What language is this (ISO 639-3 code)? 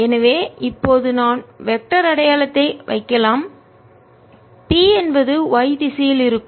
tam